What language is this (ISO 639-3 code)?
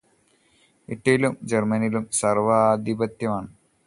mal